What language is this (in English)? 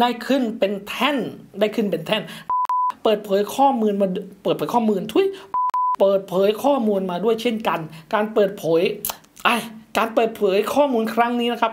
Thai